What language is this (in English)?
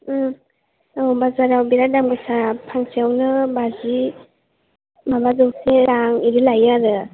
Bodo